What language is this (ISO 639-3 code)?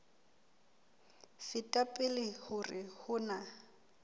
sot